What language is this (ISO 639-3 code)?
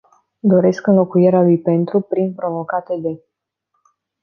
ron